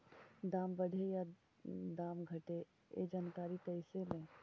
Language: Magahi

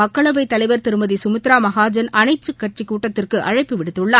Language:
Tamil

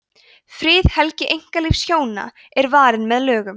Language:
Icelandic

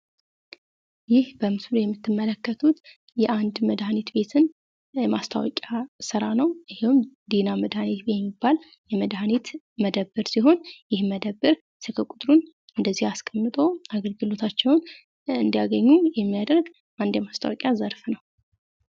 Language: Amharic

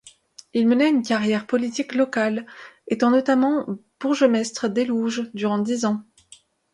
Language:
French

